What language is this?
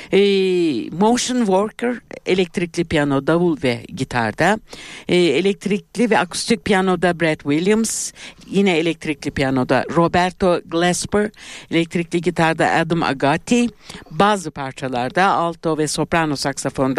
Turkish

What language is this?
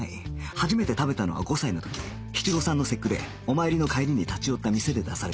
Japanese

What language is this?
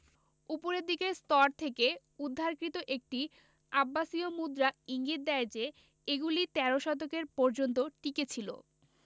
Bangla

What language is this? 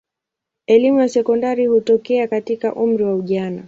Swahili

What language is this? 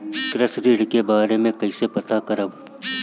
Bhojpuri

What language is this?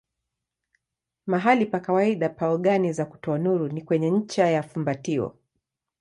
Swahili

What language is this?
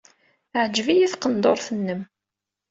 Kabyle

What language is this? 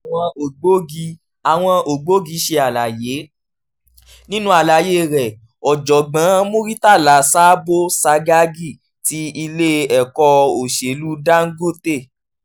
Yoruba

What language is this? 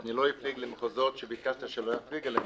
Hebrew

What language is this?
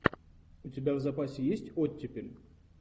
Russian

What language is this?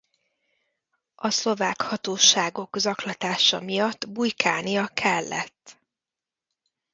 Hungarian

